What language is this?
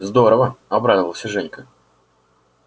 Russian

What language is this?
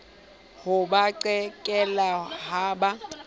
Southern Sotho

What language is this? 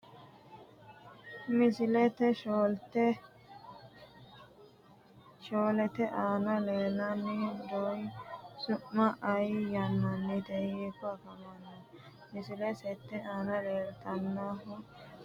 Sidamo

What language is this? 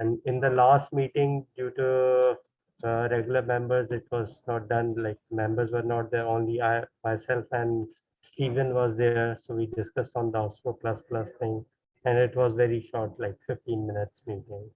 English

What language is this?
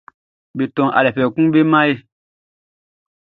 Baoulé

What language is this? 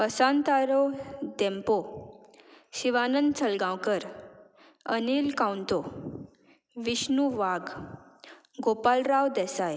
Konkani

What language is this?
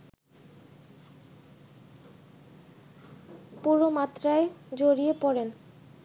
Bangla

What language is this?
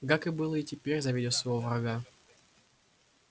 Russian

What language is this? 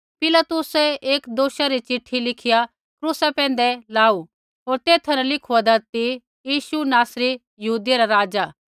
Kullu Pahari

